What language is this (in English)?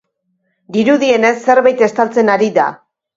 Basque